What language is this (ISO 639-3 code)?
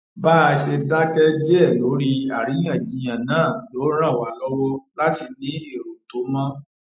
yor